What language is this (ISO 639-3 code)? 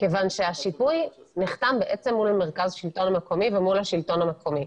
heb